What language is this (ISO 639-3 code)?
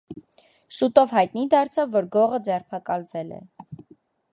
hye